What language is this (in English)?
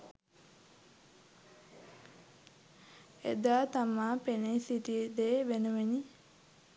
Sinhala